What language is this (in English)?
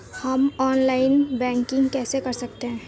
Hindi